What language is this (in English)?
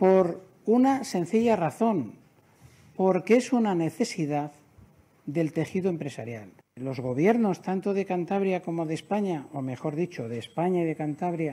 Spanish